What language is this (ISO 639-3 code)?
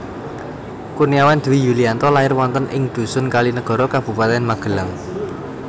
jav